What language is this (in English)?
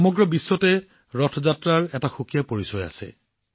Assamese